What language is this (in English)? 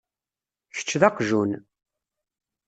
Kabyle